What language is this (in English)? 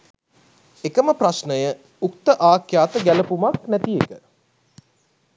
Sinhala